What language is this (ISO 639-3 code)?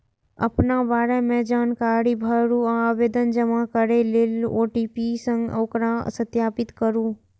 mai